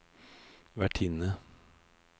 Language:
Norwegian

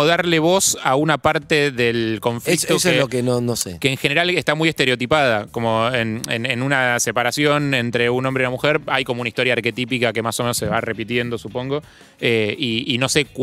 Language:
Spanish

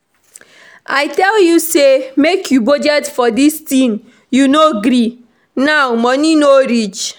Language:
Nigerian Pidgin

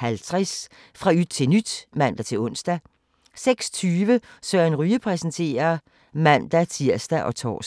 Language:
Danish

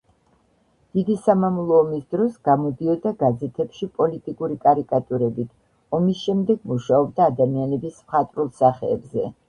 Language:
Georgian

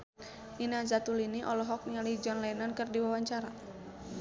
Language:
Sundanese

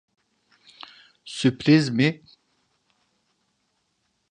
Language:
Turkish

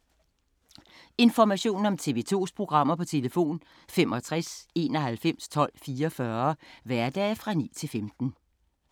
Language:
Danish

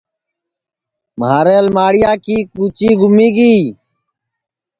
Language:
Sansi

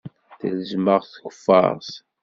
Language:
Kabyle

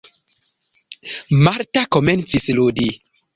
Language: Esperanto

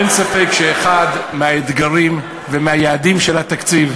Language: Hebrew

